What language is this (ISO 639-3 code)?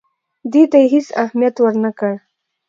pus